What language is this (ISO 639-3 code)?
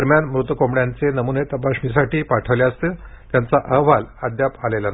mar